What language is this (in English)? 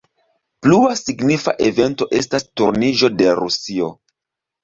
Esperanto